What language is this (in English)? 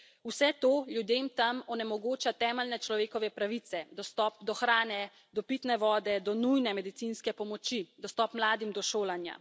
Slovenian